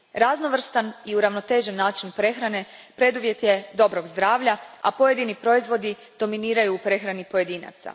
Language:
Croatian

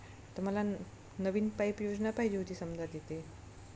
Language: Marathi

